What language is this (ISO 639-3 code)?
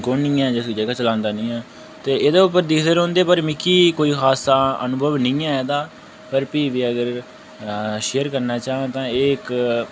doi